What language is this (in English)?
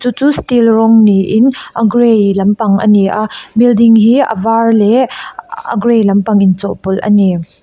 Mizo